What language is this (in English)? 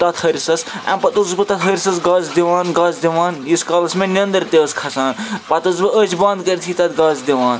Kashmiri